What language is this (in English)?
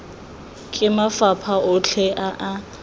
Tswana